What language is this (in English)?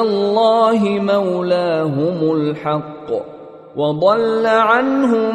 Persian